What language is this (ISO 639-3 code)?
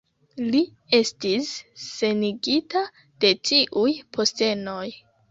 epo